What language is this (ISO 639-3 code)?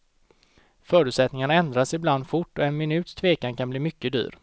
swe